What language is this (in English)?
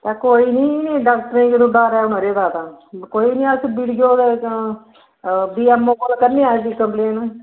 Dogri